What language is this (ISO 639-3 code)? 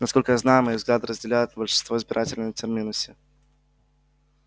rus